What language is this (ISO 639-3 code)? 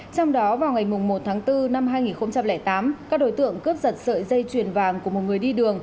vie